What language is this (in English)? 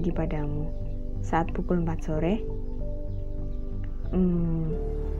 Indonesian